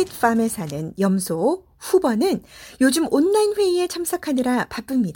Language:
Korean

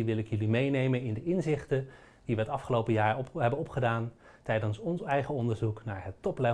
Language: Dutch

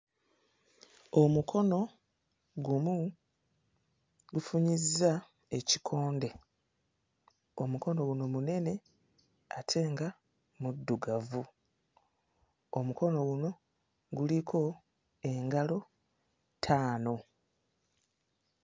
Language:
Ganda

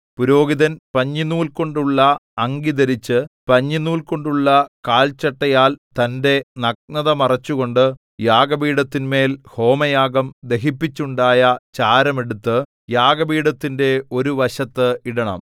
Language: Malayalam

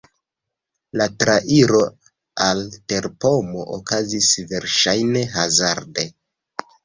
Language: Esperanto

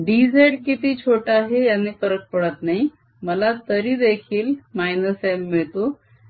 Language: Marathi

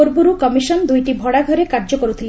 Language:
Odia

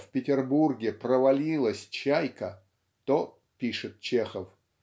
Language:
Russian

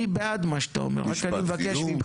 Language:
Hebrew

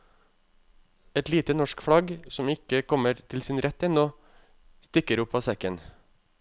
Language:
Norwegian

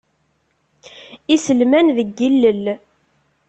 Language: Kabyle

